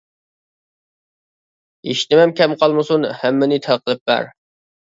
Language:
Uyghur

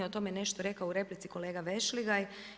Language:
Croatian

